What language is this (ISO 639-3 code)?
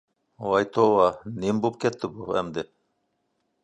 uig